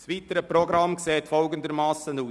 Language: Swiss German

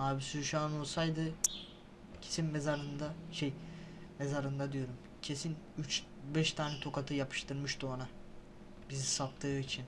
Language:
Turkish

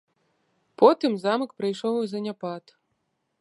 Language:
Belarusian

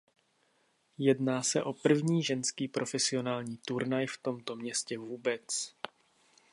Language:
Czech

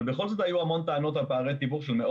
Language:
Hebrew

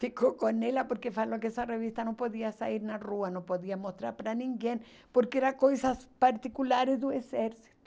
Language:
Portuguese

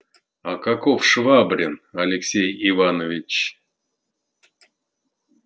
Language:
Russian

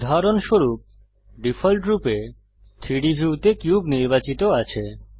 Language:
Bangla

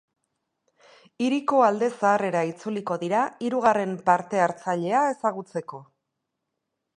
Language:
Basque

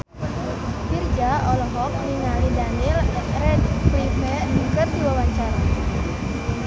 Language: Sundanese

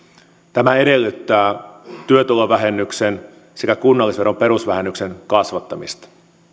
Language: Finnish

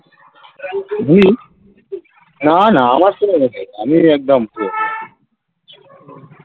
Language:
Bangla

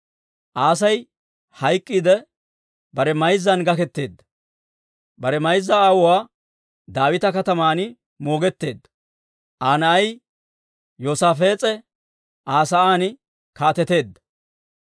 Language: Dawro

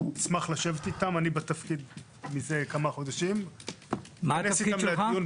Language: Hebrew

